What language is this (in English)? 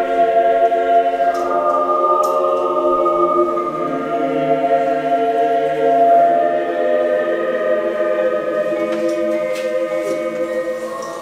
Dutch